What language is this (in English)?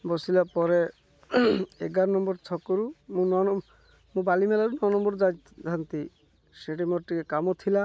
Odia